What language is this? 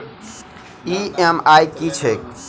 Maithili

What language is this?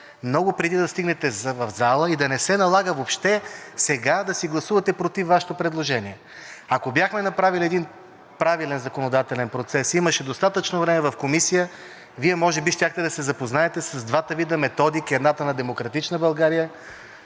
Bulgarian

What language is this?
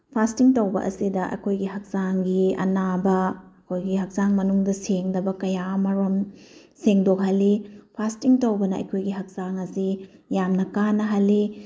Manipuri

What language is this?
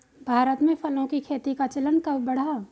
Hindi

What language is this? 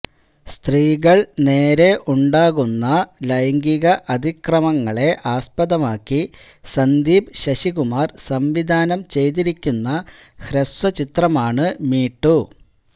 Malayalam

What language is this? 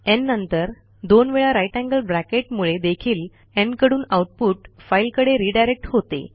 Marathi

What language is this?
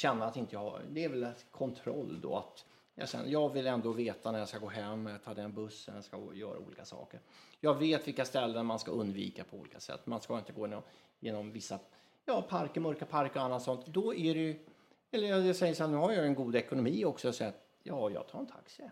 Swedish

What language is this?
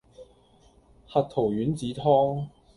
Cantonese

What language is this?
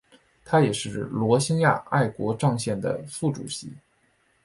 Chinese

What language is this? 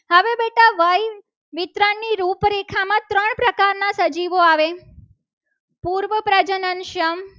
Gujarati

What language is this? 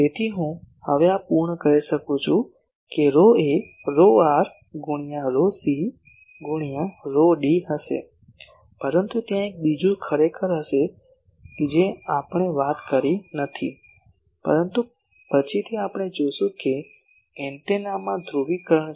Gujarati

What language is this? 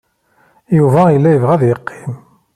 Kabyle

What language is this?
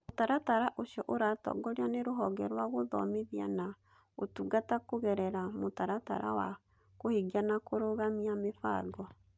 Kikuyu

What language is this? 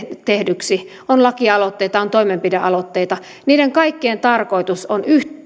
Finnish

